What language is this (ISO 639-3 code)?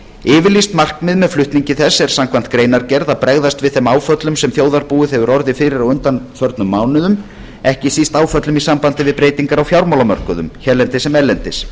isl